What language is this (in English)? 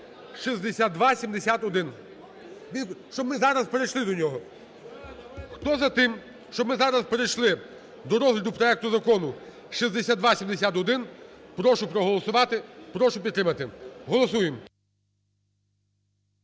Ukrainian